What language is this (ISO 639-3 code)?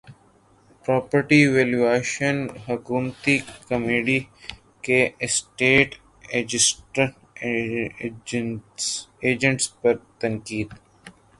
urd